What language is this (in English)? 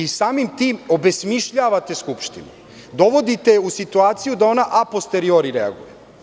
Serbian